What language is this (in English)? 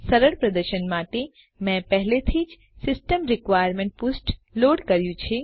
Gujarati